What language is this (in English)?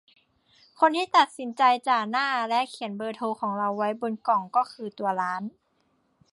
Thai